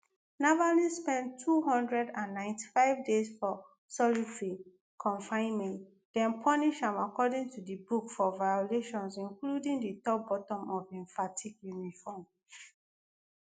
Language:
Nigerian Pidgin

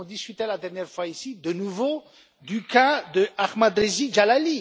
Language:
French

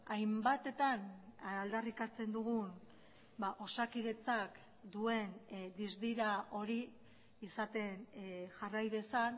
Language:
Basque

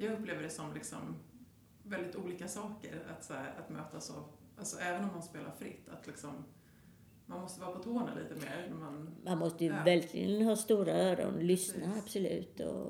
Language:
Swedish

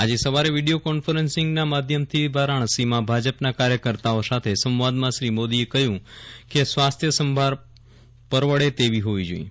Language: Gujarati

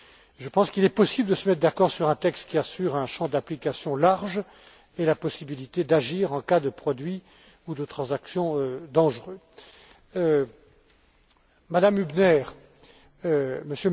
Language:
French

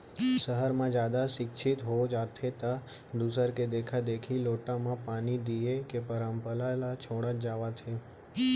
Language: Chhattisgarhi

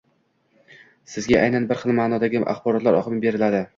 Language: Uzbek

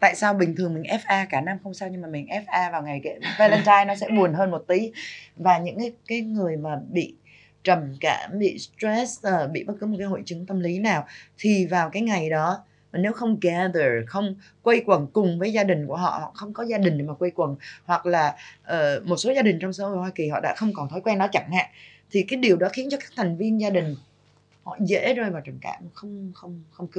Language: Vietnamese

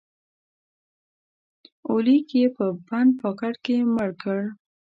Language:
Pashto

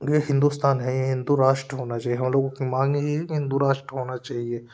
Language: Hindi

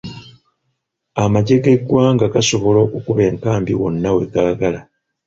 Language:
Ganda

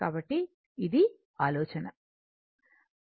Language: Telugu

